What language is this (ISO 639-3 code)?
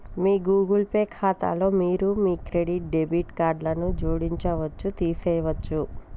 tel